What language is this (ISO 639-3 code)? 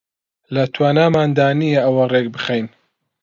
ckb